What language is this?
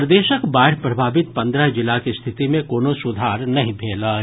Maithili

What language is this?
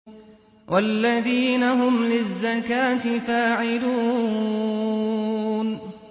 Arabic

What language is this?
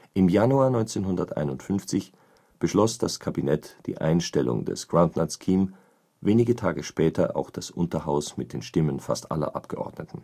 German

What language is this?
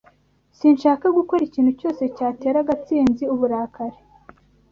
Kinyarwanda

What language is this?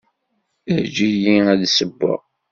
Kabyle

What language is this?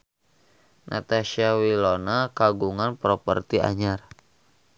Sundanese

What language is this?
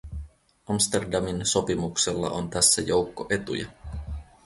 Finnish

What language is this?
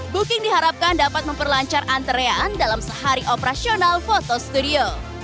Indonesian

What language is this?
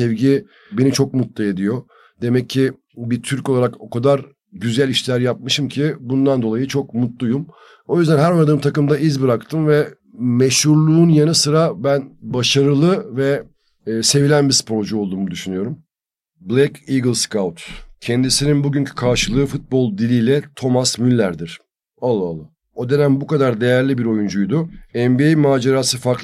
Turkish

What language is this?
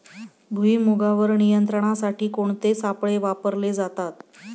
Marathi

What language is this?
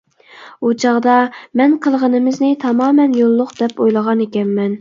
Uyghur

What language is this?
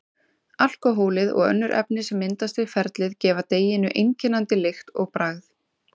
Icelandic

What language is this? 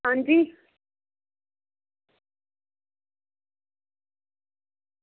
Dogri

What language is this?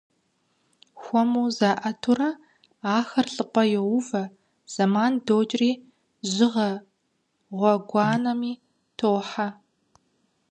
Kabardian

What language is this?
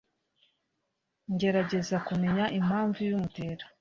Kinyarwanda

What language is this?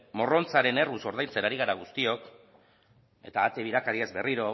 Basque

